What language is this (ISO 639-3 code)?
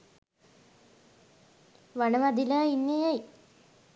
sin